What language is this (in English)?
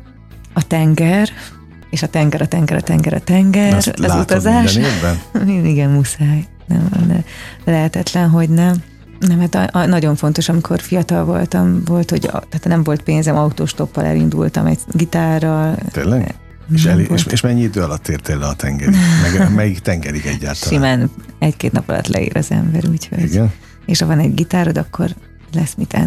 Hungarian